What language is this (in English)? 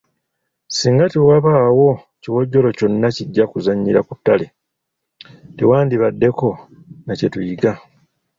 Ganda